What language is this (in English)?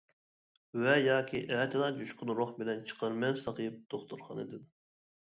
Uyghur